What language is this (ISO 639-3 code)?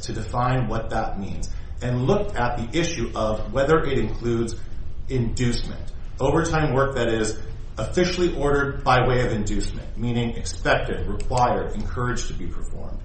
eng